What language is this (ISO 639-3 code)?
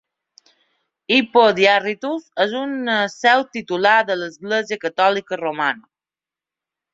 cat